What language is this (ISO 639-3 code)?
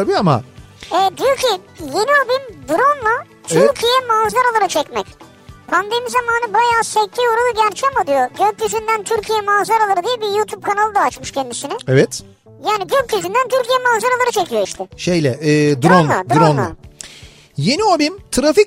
tur